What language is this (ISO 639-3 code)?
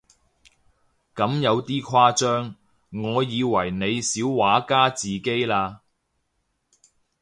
yue